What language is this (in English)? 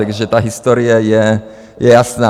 Czech